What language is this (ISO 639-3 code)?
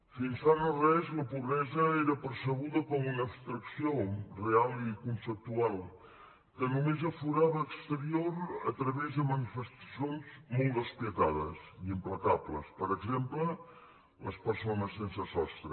cat